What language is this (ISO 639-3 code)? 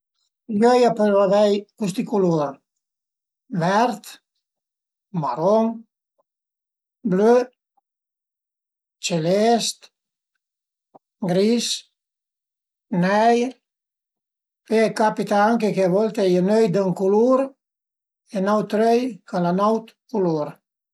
pms